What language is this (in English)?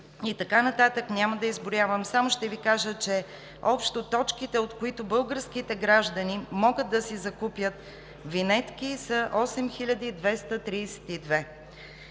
Bulgarian